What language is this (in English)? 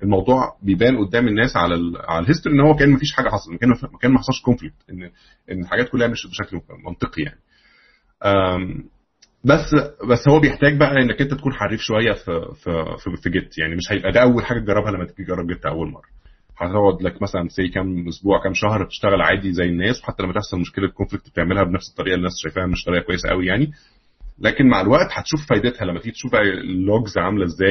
Arabic